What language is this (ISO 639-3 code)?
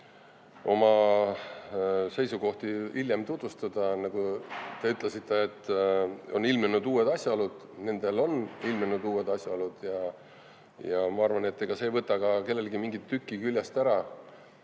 est